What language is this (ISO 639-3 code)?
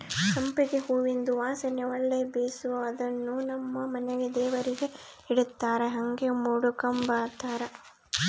kan